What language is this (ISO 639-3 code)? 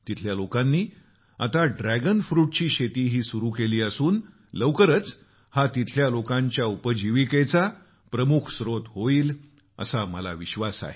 mar